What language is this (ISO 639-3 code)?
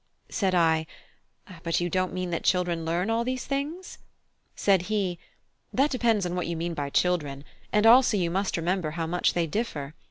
eng